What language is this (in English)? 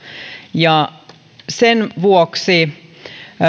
Finnish